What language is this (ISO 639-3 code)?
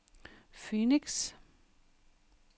dan